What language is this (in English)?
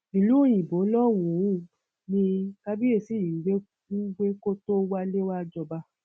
Yoruba